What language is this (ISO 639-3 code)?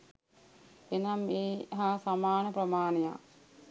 sin